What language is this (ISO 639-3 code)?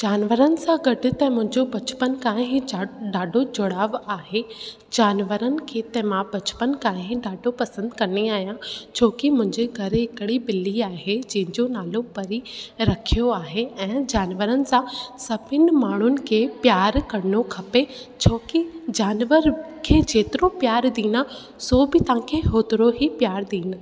snd